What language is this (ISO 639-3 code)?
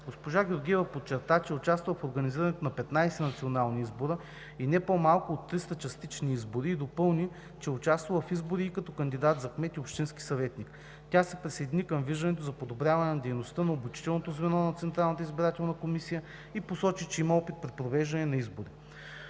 bul